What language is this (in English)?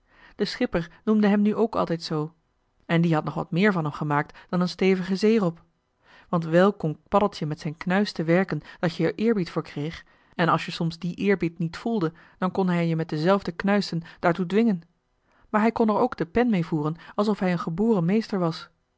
Dutch